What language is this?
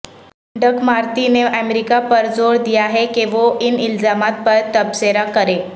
Urdu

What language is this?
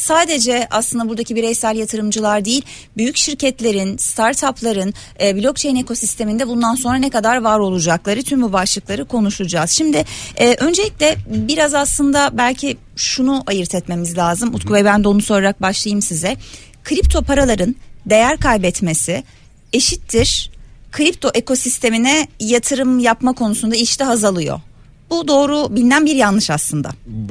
Turkish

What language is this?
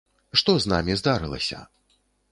Belarusian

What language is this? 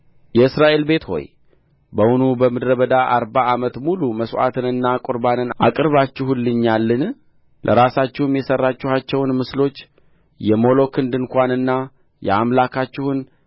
Amharic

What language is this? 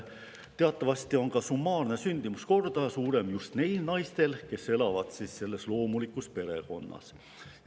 Estonian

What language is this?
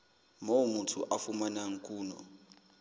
Southern Sotho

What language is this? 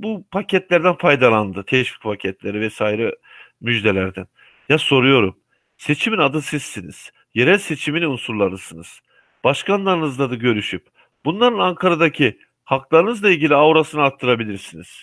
Turkish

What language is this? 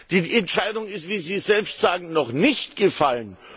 German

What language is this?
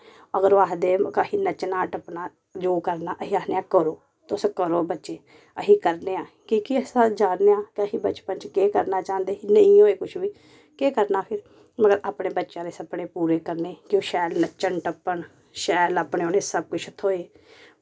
Dogri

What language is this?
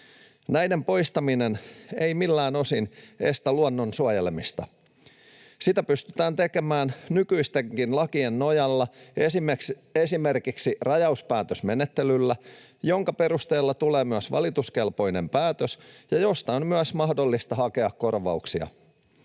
Finnish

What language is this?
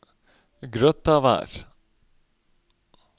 Norwegian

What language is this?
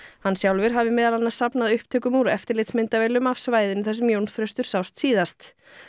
Icelandic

